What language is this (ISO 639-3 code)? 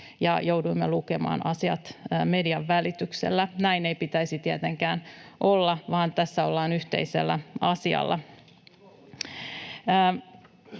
fin